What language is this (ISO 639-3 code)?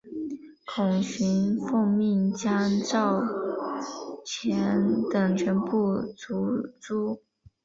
zho